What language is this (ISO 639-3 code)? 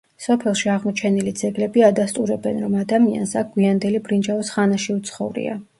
kat